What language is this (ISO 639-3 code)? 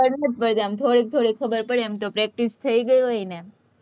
guj